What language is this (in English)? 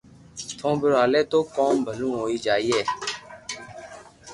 Loarki